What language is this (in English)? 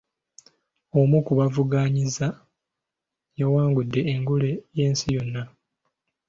Ganda